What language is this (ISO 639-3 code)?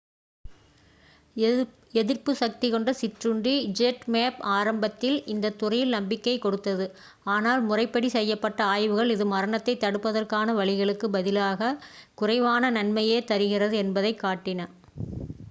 tam